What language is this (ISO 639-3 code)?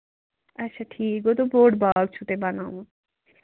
kas